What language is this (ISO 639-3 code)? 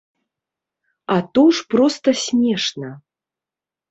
bel